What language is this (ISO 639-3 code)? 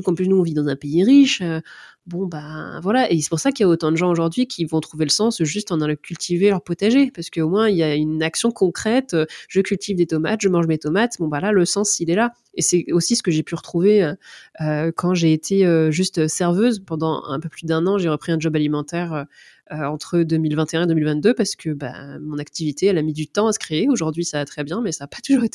fra